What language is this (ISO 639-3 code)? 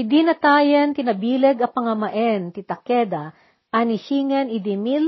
fil